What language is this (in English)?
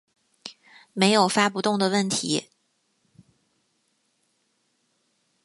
Chinese